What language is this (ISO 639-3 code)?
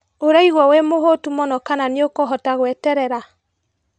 kik